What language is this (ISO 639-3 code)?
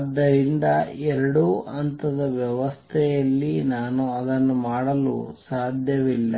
kan